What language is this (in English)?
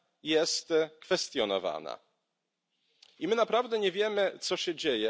Polish